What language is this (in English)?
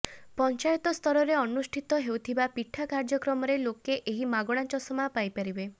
Odia